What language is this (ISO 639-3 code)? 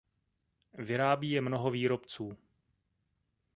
ces